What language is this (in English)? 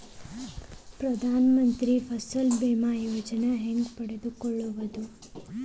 Kannada